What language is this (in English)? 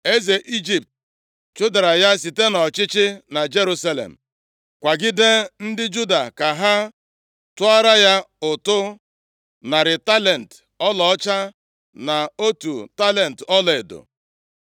Igbo